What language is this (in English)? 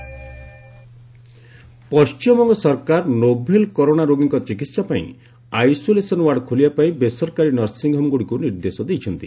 Odia